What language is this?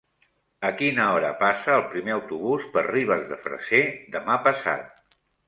Catalan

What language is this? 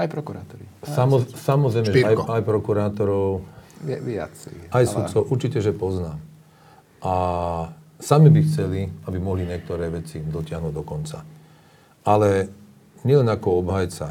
Slovak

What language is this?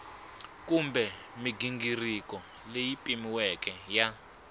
Tsonga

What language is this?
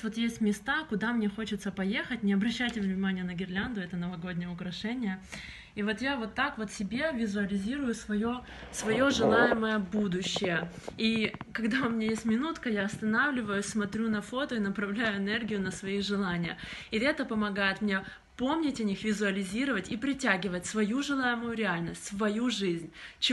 Russian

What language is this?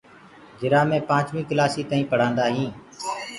Gurgula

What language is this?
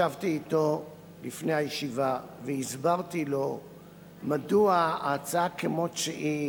Hebrew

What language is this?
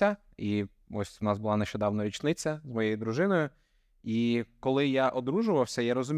Ukrainian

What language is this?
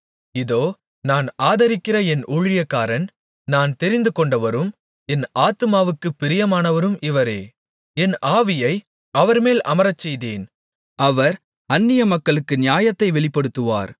Tamil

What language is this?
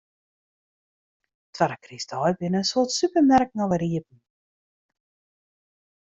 Western Frisian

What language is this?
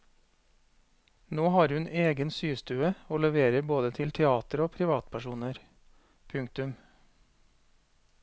Norwegian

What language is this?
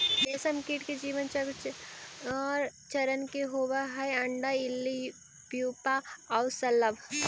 Magahi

